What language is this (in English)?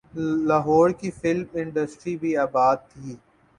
Urdu